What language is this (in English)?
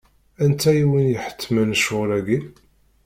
Kabyle